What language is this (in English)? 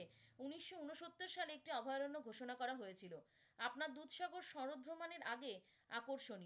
Bangla